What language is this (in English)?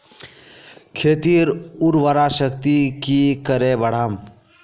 Magahi